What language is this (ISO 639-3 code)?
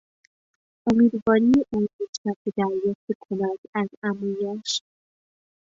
fas